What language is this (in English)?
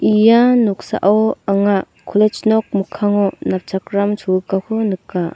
Garo